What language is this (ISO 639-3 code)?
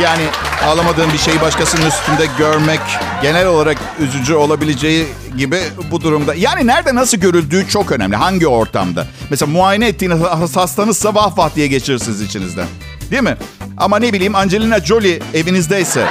tur